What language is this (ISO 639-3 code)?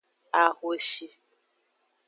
ajg